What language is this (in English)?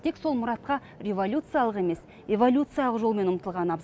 Kazakh